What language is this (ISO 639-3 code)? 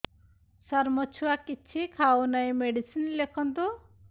ori